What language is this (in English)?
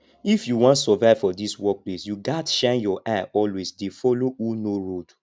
Nigerian Pidgin